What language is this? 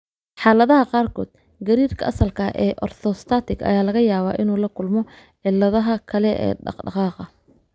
Somali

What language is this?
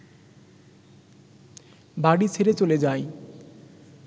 Bangla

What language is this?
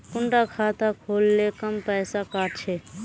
Magahi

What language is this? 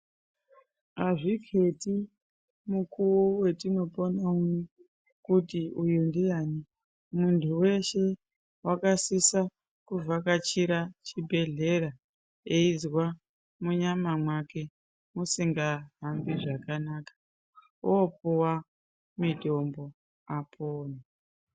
Ndau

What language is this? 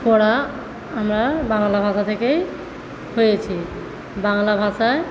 Bangla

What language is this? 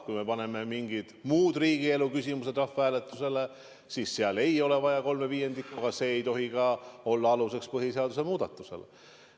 Estonian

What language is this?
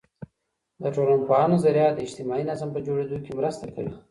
Pashto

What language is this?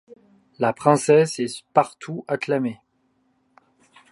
French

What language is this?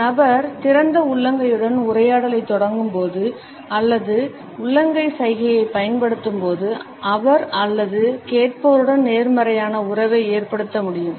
Tamil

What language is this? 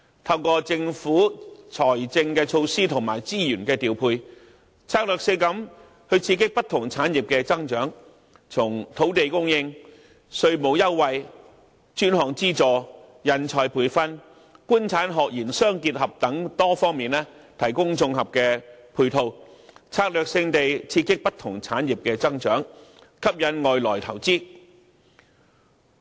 Cantonese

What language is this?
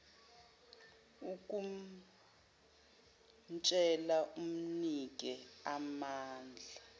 Zulu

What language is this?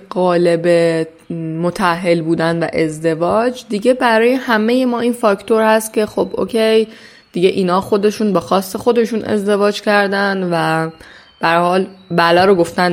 Persian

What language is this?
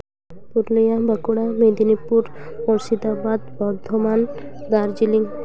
Santali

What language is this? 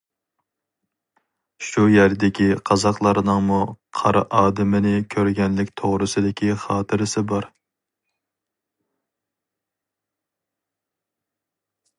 Uyghur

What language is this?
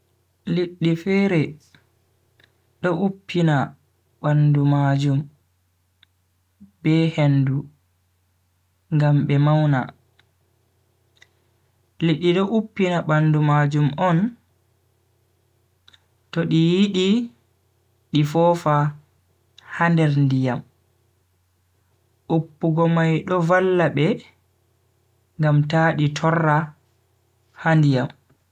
Bagirmi Fulfulde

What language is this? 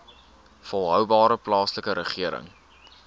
Afrikaans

